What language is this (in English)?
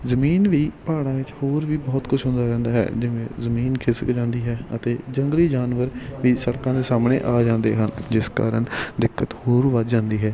Punjabi